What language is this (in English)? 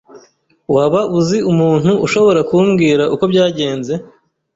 Kinyarwanda